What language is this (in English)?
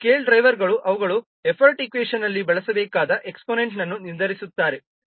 Kannada